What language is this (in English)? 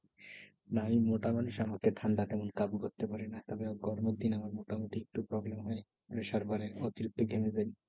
Bangla